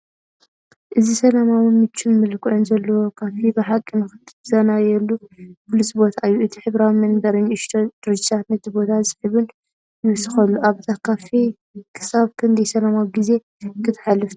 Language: Tigrinya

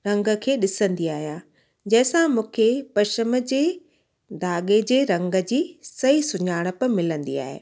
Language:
Sindhi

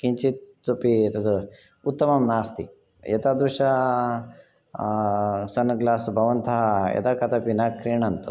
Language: Sanskrit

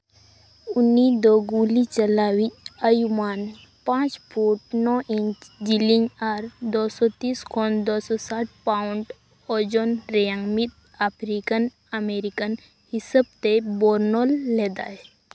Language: Santali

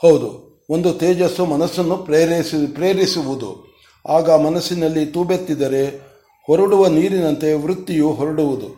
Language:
Kannada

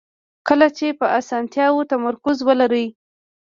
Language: Pashto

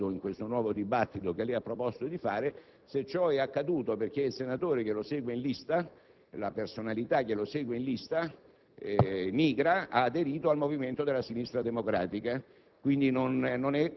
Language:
Italian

